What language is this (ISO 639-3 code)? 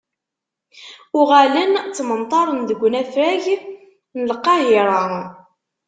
kab